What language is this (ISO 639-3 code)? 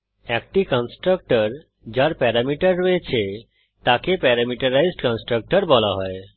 ben